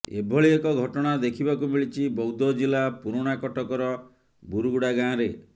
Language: Odia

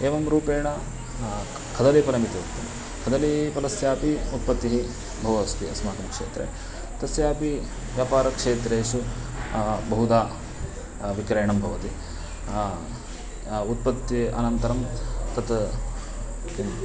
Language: Sanskrit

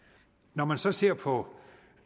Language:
Danish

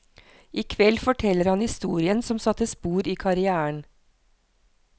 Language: Norwegian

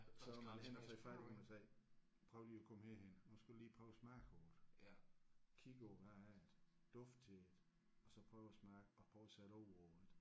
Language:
Danish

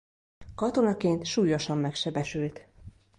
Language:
Hungarian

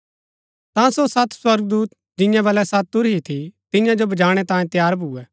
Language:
Gaddi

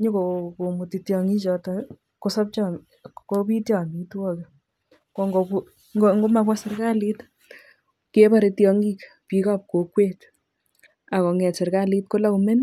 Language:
Kalenjin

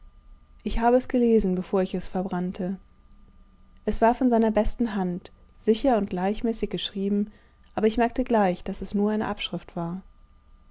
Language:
German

